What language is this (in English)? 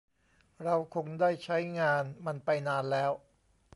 Thai